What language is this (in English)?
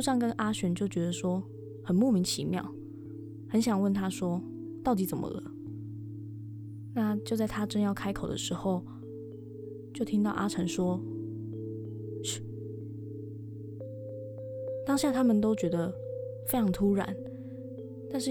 Chinese